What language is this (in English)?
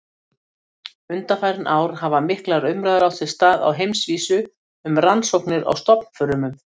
Icelandic